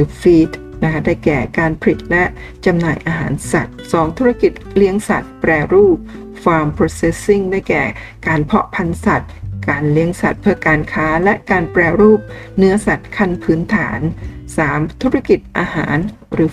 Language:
Thai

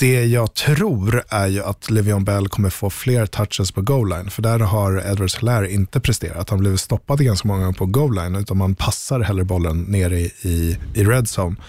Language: Swedish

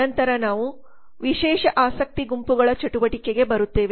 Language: Kannada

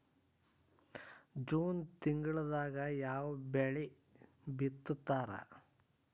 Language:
Kannada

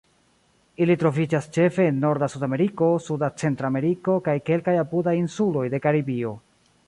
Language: Esperanto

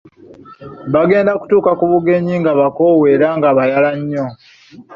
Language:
Ganda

